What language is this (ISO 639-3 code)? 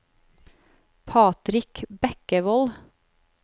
nor